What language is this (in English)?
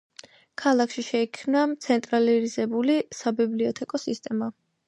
Georgian